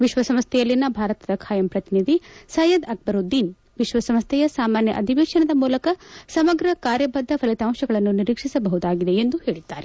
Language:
Kannada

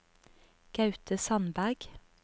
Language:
Norwegian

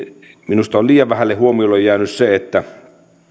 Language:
Finnish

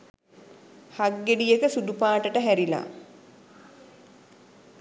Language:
Sinhala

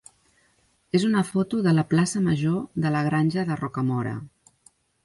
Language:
Catalan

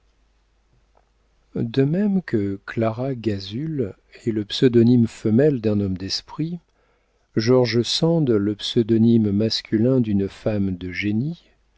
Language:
French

